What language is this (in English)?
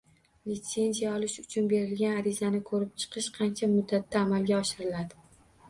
Uzbek